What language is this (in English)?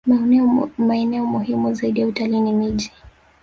Swahili